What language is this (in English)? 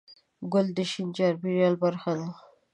Pashto